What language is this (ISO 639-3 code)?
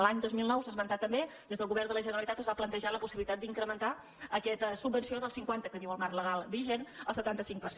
cat